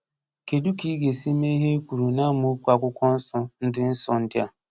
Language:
Igbo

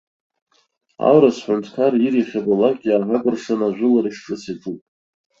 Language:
Abkhazian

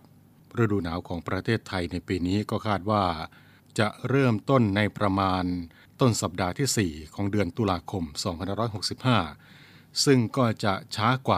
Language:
Thai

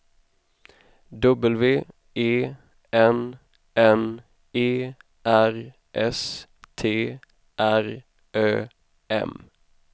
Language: Swedish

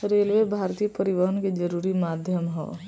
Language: Bhojpuri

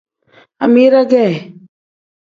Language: Tem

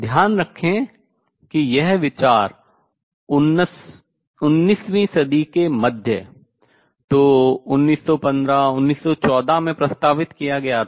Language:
Hindi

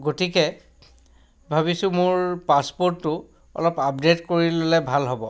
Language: Assamese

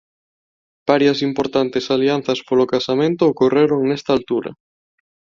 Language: Galician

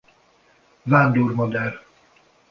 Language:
Hungarian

